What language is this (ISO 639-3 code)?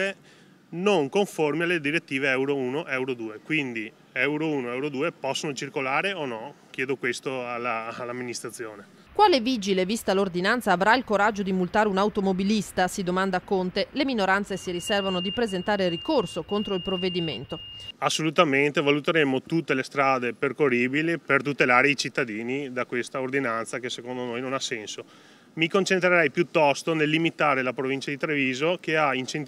ita